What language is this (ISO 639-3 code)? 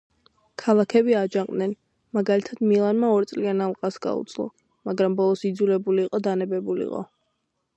kat